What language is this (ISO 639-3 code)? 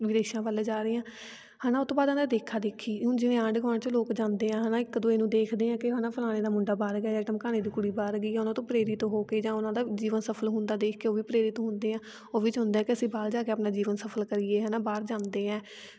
pan